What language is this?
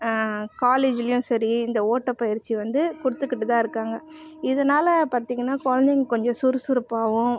Tamil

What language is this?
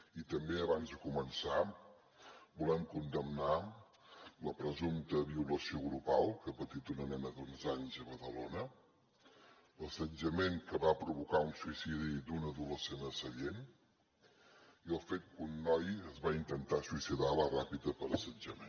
Catalan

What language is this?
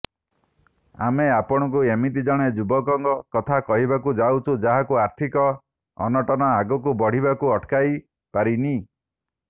Odia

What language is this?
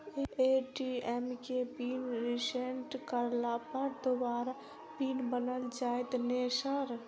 Maithili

